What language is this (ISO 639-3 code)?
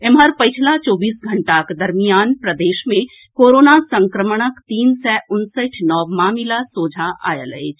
mai